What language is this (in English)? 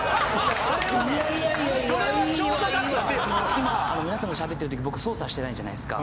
Japanese